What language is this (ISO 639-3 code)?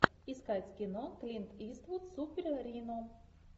rus